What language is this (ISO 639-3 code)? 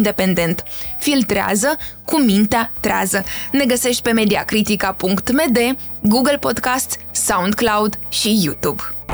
ron